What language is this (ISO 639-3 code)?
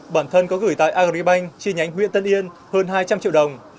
vie